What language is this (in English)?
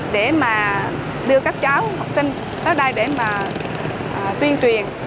Vietnamese